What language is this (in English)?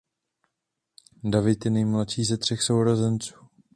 Czech